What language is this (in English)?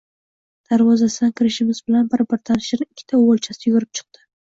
Uzbek